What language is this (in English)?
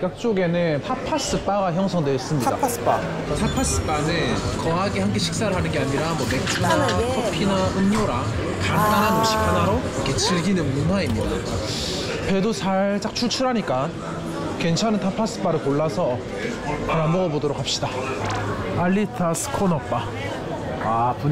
Korean